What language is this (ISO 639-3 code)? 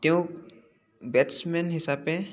asm